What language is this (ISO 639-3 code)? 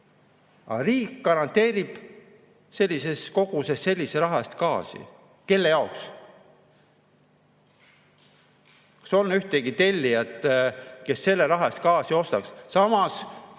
est